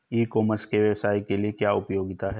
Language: Hindi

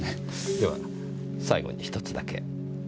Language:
Japanese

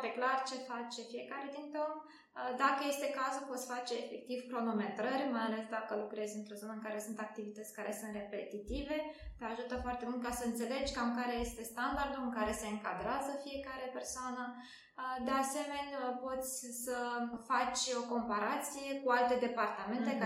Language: Romanian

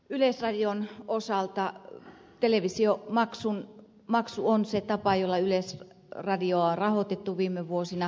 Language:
Finnish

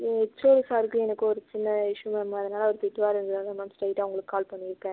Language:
Tamil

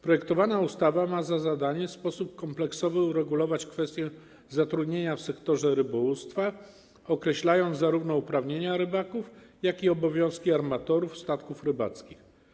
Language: Polish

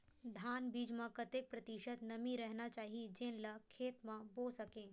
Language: Chhattisgarhi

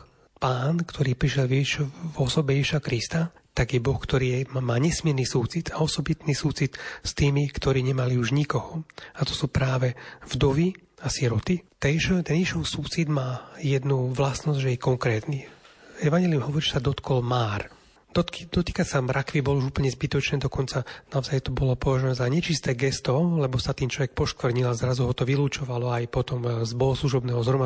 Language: Slovak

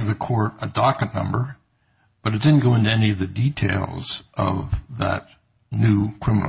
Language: English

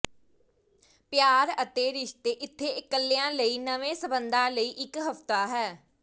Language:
Punjabi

